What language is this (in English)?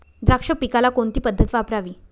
Marathi